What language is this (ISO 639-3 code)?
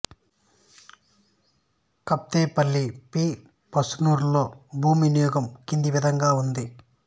tel